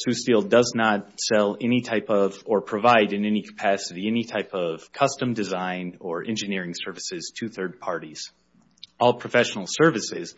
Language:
English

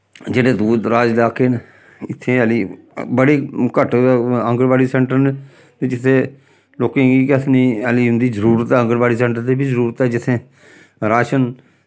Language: Dogri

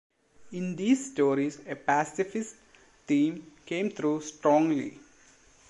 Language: English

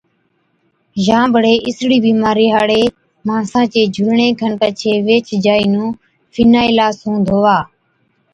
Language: Od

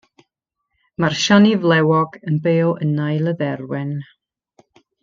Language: Welsh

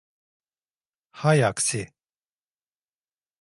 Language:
Turkish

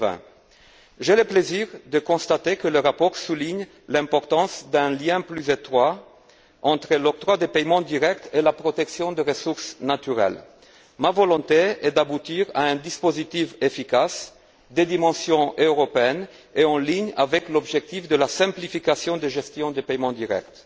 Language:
French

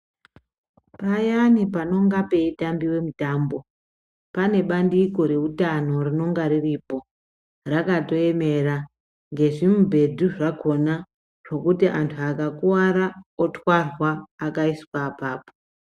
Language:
Ndau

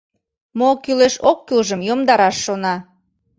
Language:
Mari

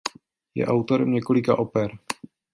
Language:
Czech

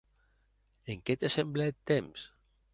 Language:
Occitan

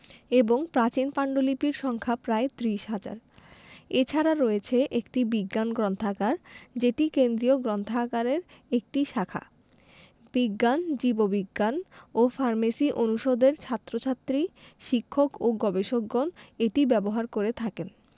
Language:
Bangla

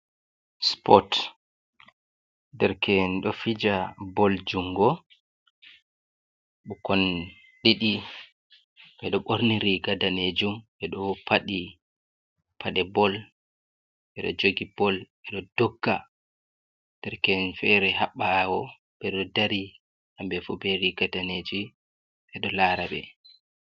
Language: Fula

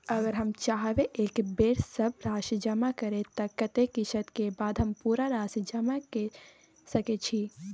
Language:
Maithili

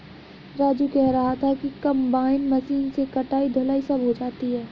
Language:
Hindi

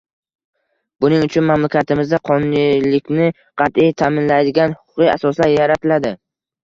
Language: Uzbek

